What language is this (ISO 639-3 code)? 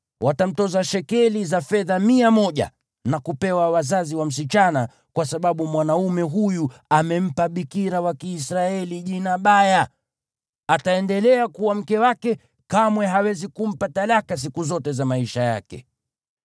swa